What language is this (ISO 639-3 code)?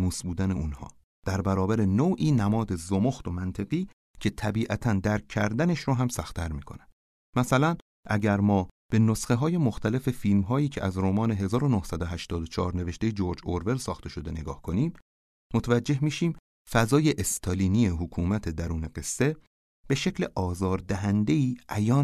fas